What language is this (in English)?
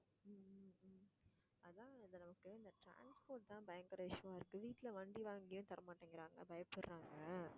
Tamil